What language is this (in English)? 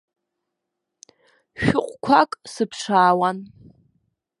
Abkhazian